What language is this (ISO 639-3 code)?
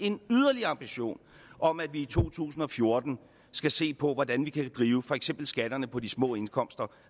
dan